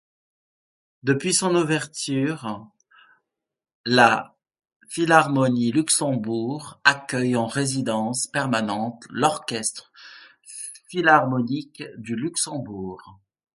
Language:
French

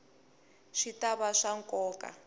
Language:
Tsonga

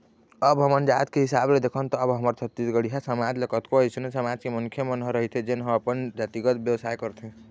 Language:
Chhattisgarhi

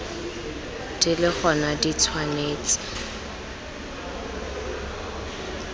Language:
Tswana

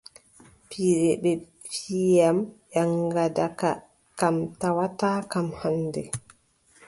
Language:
Adamawa Fulfulde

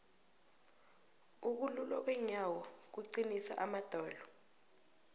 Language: South Ndebele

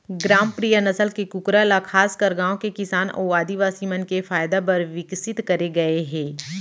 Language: Chhattisgarhi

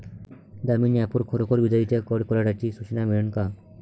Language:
Marathi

